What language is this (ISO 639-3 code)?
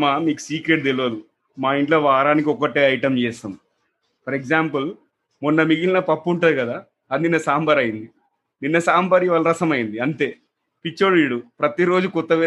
tel